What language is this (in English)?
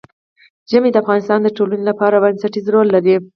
Pashto